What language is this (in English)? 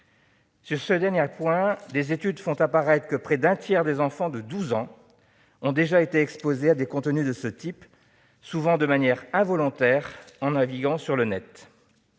French